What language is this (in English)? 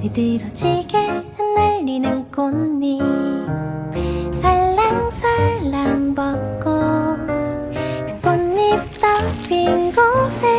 Korean